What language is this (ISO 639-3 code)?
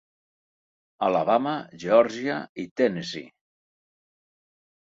cat